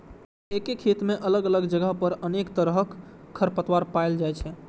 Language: Maithili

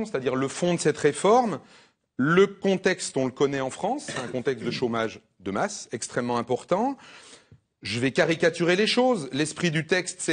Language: French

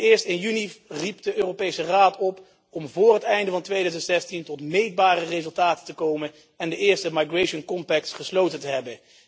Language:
Dutch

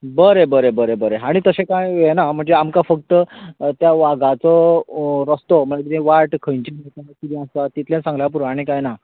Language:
Konkani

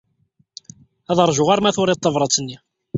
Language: Kabyle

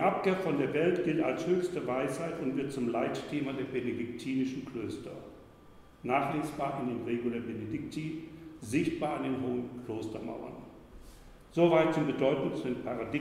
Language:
German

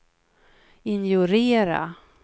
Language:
Swedish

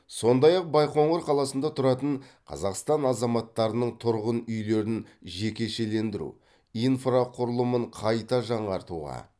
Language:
Kazakh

